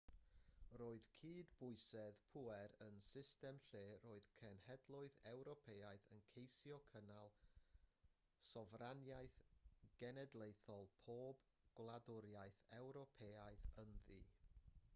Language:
Welsh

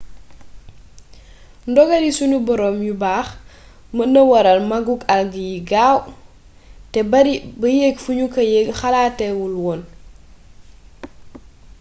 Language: Wolof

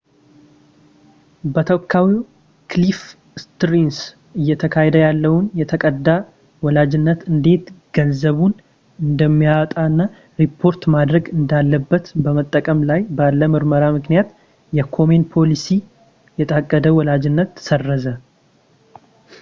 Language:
Amharic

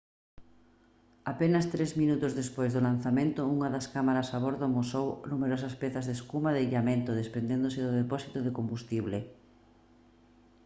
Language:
Galician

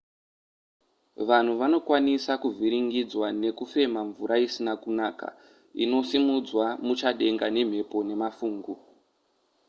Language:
Shona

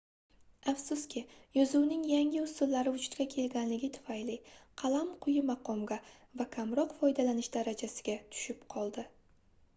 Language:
Uzbek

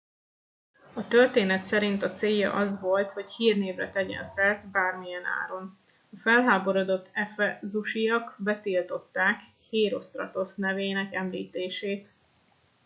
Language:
Hungarian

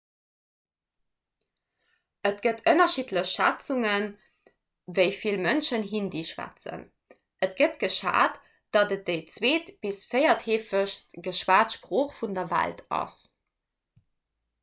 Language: Luxembourgish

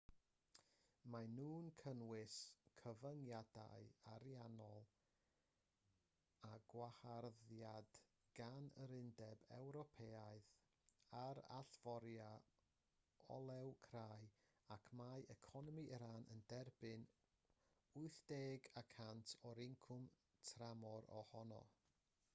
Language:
Welsh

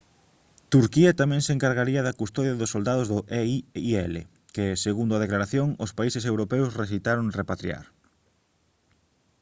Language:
Galician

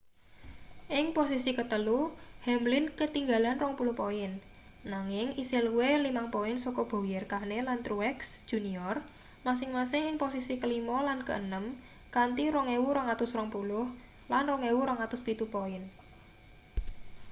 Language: Javanese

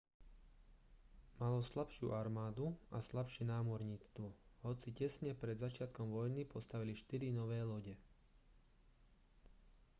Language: Slovak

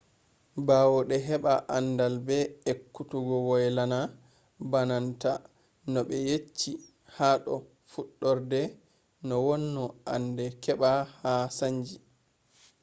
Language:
Fula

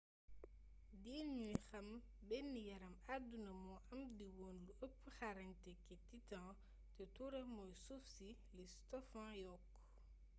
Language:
Wolof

